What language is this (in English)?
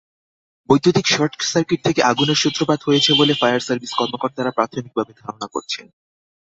Bangla